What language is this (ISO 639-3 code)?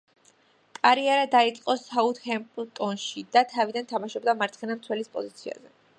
kat